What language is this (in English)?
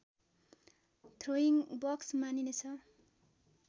Nepali